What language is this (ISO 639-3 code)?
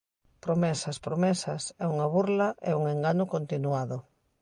glg